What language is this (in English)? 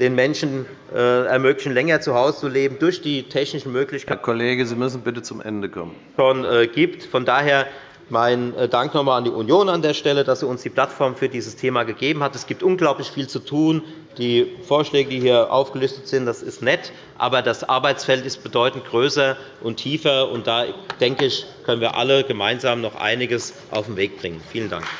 German